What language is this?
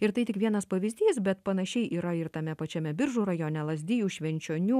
Lithuanian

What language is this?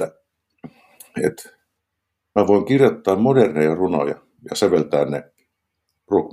Finnish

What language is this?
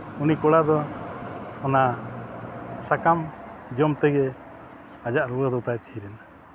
Santali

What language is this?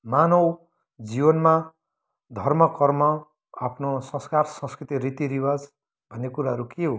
Nepali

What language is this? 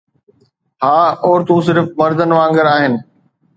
Sindhi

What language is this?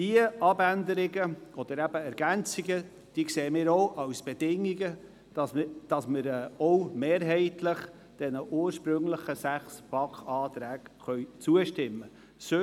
Swiss German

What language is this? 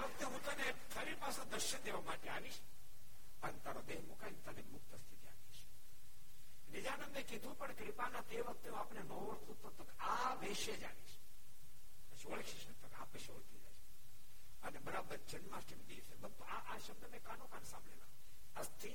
Gujarati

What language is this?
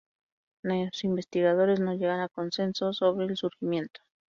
Spanish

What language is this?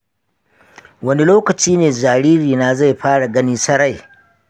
Hausa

